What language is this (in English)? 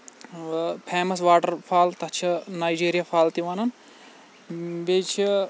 Kashmiri